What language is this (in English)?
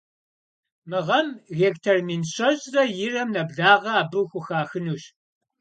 Kabardian